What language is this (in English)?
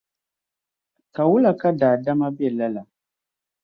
Dagbani